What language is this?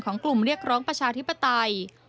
Thai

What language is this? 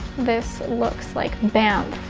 English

